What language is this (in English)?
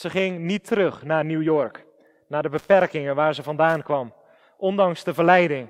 Dutch